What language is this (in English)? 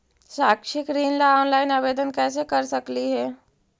Magahi